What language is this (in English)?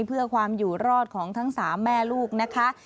Thai